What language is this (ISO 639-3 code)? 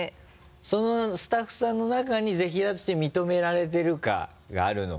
jpn